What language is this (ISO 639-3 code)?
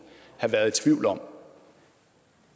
dan